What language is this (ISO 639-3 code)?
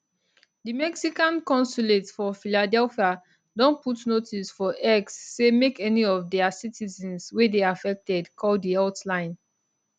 pcm